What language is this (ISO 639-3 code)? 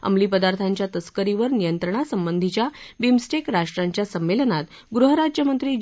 mar